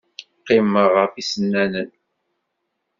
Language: Kabyle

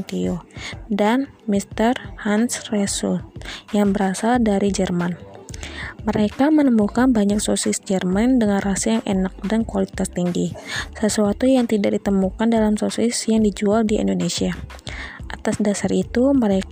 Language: Indonesian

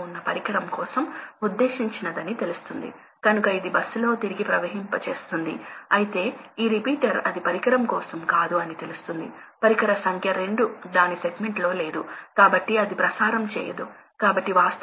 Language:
Telugu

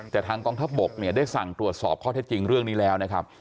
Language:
Thai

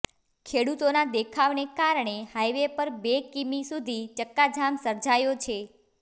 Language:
Gujarati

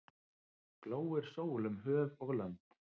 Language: Icelandic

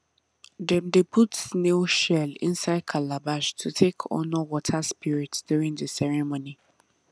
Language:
Nigerian Pidgin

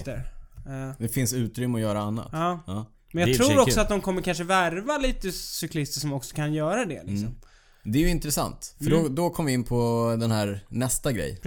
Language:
Swedish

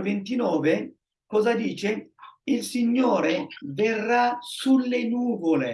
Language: Italian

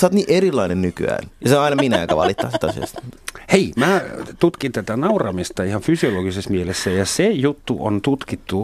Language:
Finnish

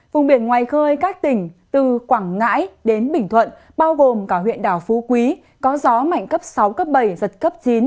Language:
Vietnamese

